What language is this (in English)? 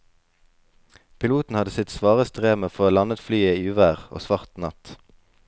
Norwegian